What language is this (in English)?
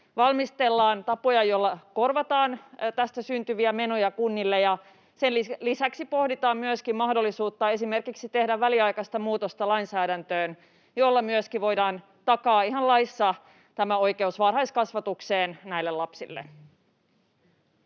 Finnish